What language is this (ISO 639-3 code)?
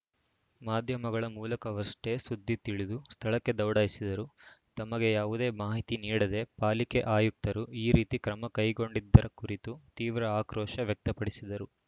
kan